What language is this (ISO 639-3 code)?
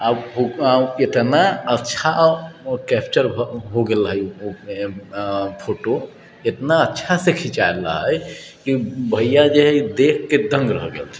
mai